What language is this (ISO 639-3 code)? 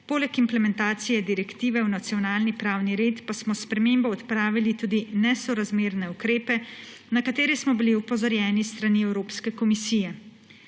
slv